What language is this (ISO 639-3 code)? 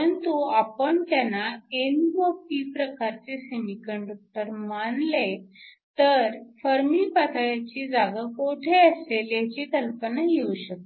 mar